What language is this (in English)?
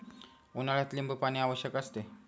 Marathi